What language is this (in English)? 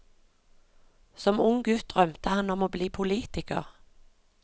Norwegian